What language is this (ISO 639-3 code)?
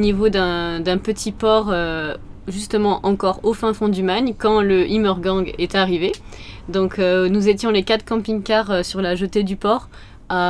fra